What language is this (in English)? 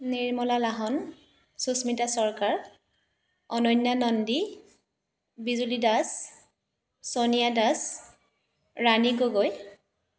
Assamese